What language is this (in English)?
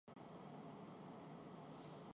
Urdu